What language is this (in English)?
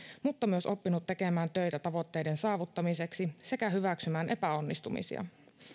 Finnish